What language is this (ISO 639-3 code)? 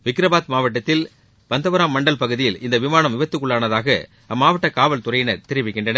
tam